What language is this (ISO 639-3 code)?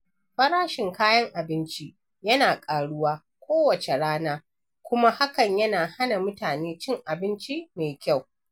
hau